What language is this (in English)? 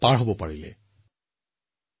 Assamese